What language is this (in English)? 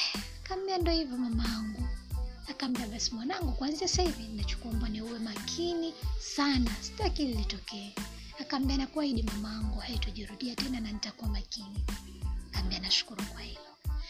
Swahili